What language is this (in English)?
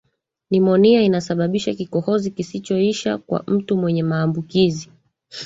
Swahili